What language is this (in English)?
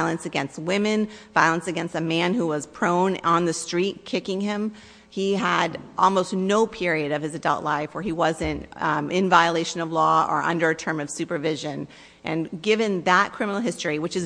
English